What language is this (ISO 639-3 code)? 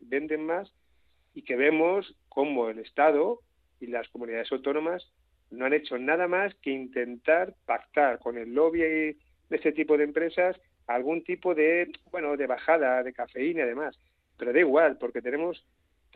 spa